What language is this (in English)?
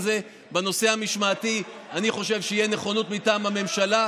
Hebrew